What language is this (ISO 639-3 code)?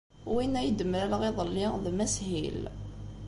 kab